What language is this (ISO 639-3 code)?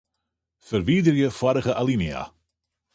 fry